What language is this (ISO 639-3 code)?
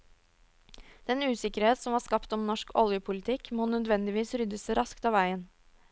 nor